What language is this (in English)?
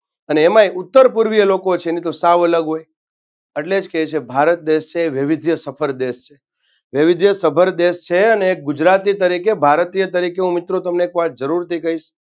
Gujarati